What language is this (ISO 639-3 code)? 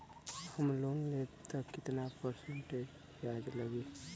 bho